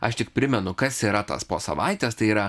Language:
Lithuanian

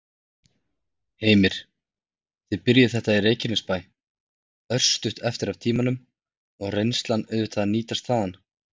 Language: Icelandic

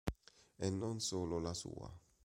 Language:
Italian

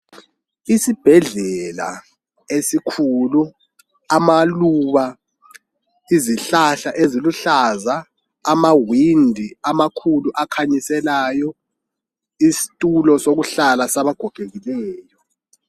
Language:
North Ndebele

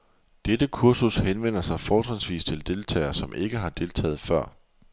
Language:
Danish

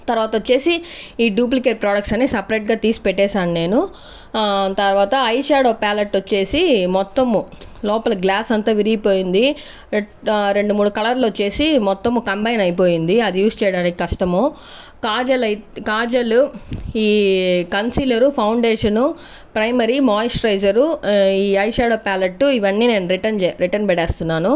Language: Telugu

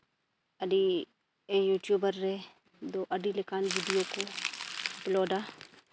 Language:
Santali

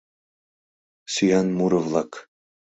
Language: Mari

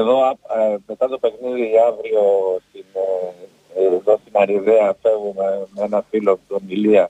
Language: Greek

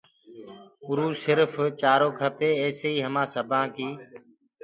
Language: Gurgula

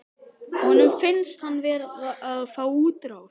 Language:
Icelandic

